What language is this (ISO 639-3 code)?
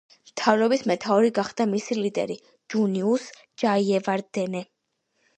kat